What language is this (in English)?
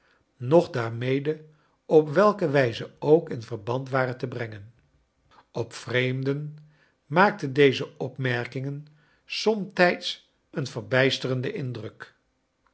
Dutch